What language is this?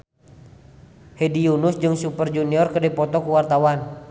Sundanese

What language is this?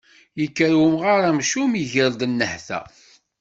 Kabyle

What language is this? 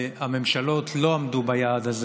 Hebrew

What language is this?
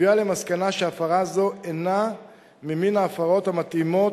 Hebrew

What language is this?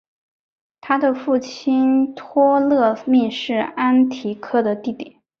Chinese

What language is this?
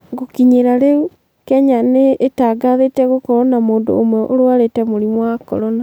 Kikuyu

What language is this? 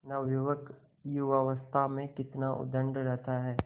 Hindi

